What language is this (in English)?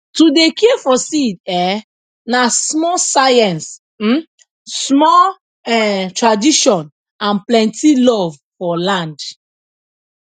Nigerian Pidgin